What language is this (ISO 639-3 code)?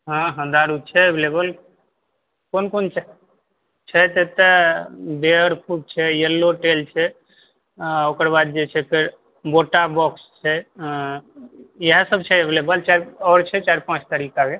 mai